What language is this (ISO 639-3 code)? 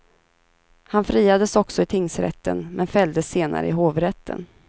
swe